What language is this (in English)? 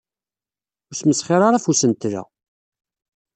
Kabyle